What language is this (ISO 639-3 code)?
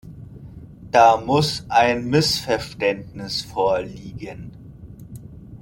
deu